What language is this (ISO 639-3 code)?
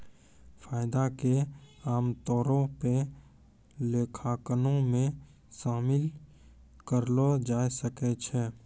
mai